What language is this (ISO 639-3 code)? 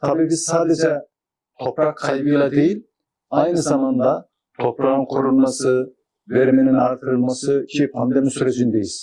tur